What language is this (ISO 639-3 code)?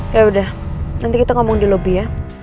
ind